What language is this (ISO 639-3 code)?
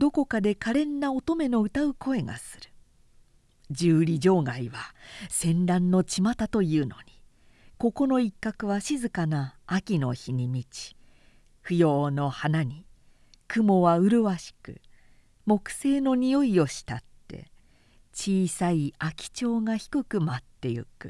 jpn